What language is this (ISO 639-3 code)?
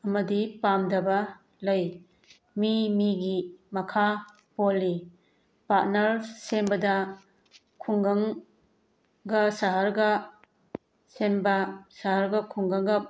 mni